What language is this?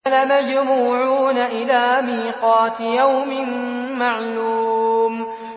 Arabic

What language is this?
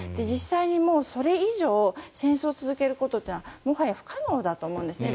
Japanese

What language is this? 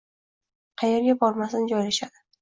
Uzbek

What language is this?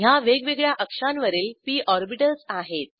Marathi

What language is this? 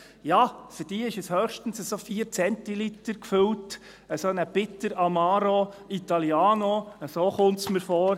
Swiss German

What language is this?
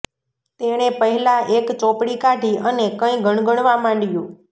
Gujarati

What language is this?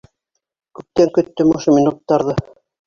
Bashkir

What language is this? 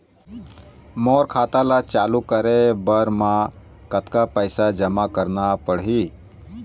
Chhattisgarhi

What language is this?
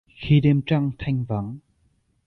Vietnamese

